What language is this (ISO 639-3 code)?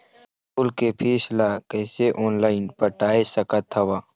hne